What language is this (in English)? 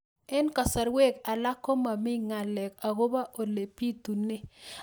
Kalenjin